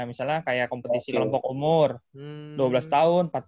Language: Indonesian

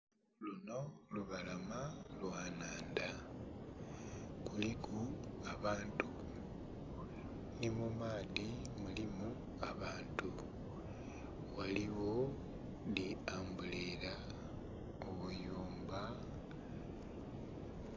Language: Soga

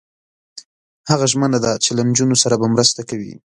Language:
Pashto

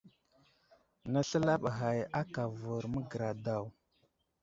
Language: Wuzlam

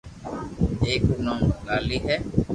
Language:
Loarki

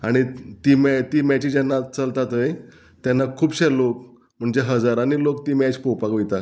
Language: Konkani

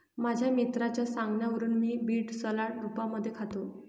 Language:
Marathi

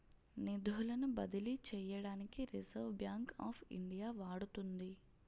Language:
Telugu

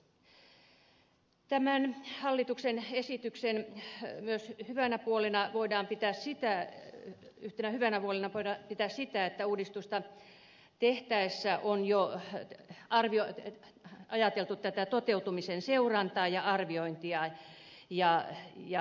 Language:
Finnish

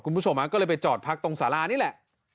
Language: Thai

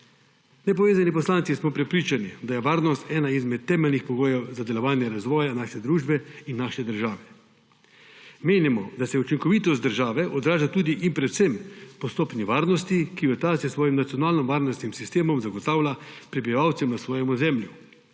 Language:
Slovenian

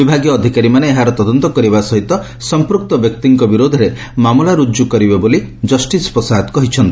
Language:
Odia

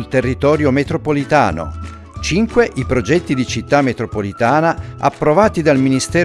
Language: Italian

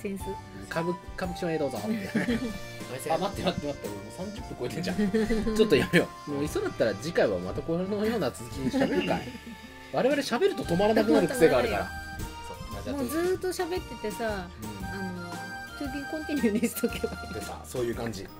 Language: Japanese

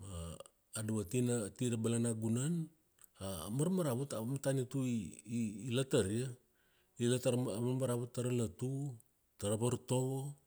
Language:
Kuanua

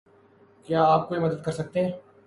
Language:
Urdu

